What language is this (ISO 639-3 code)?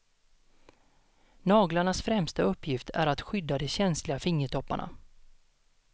swe